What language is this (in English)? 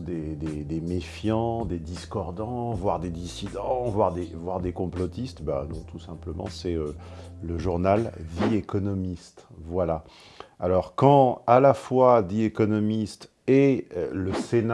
French